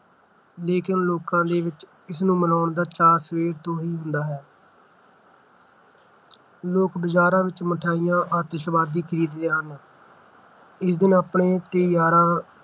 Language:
Punjabi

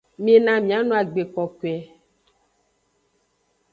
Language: Aja (Benin)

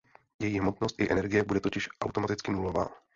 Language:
Czech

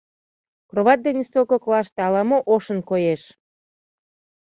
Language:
Mari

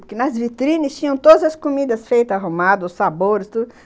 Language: Portuguese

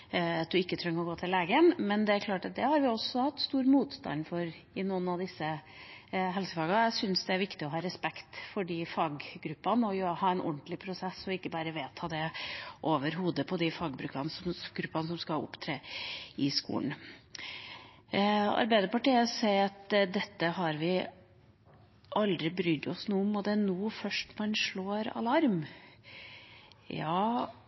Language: Norwegian Bokmål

